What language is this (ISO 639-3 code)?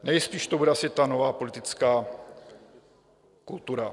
ces